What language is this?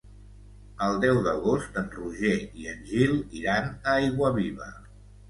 Catalan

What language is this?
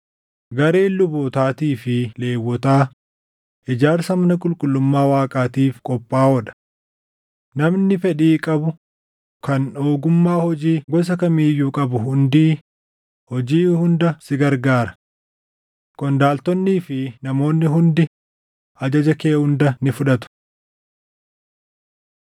Oromo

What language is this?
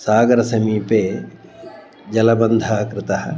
Sanskrit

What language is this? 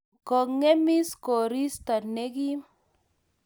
Kalenjin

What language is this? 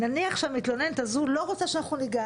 Hebrew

